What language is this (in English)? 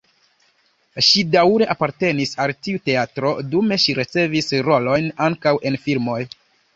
Esperanto